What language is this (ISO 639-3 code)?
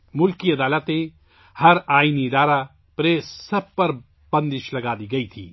urd